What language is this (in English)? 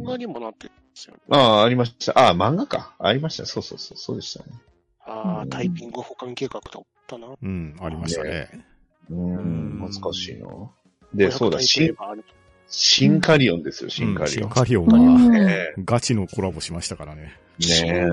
Japanese